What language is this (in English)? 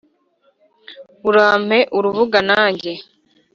Kinyarwanda